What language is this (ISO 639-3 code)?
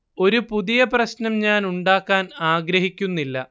mal